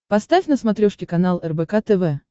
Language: Russian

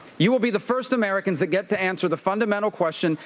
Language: English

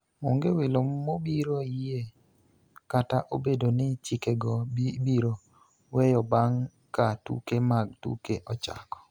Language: Luo (Kenya and Tanzania)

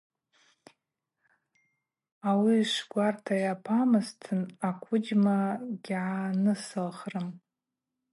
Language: Abaza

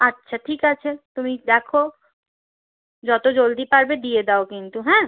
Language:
Bangla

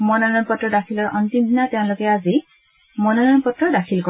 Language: Assamese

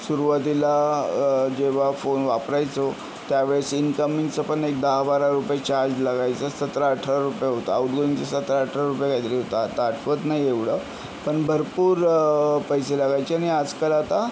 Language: Marathi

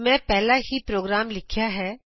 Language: Punjabi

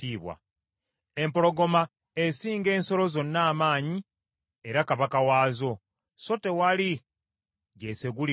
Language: Ganda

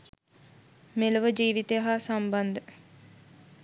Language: Sinhala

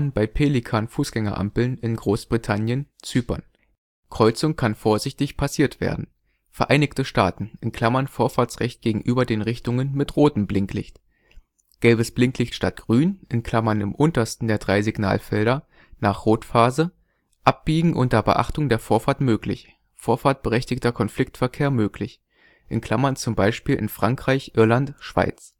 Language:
German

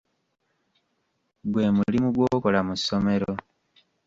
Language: Ganda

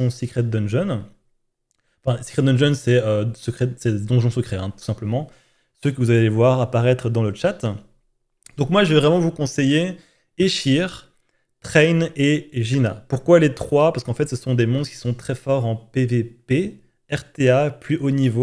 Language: French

